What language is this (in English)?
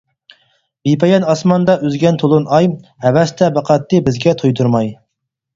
Uyghur